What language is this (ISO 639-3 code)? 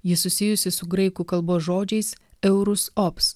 lit